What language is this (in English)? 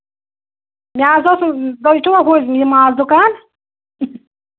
Kashmiri